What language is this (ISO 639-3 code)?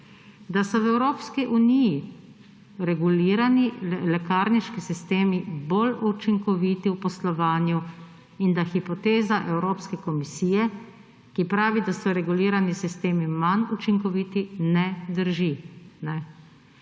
slv